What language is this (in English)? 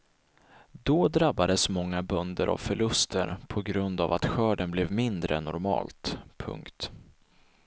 Swedish